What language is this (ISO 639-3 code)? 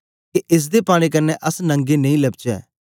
doi